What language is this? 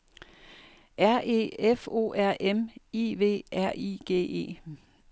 Danish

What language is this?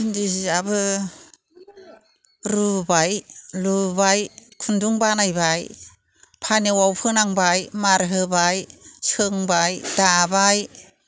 Bodo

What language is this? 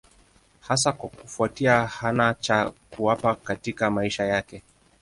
Swahili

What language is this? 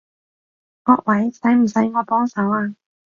Cantonese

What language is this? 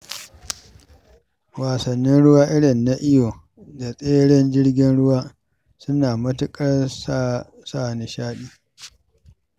Hausa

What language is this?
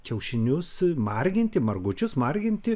Lithuanian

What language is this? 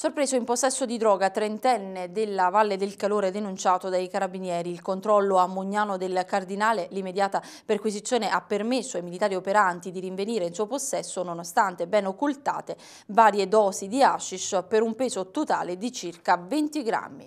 Italian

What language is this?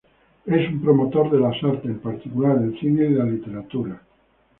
Spanish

